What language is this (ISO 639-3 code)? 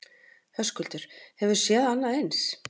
isl